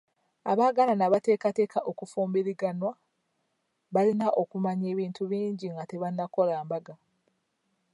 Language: Ganda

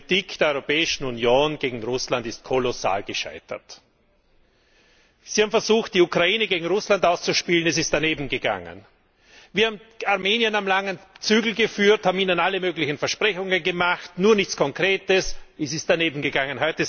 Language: German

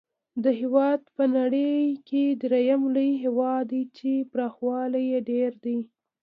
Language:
Pashto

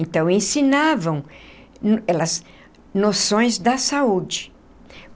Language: Portuguese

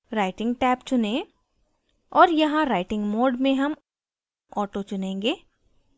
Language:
Hindi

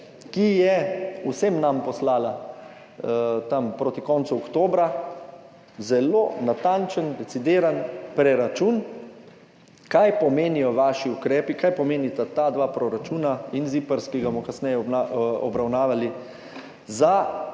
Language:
Slovenian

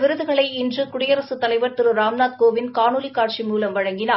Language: Tamil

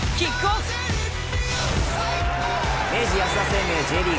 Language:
Japanese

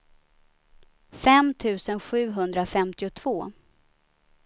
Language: Swedish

